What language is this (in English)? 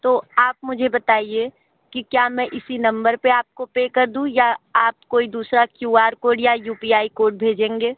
Hindi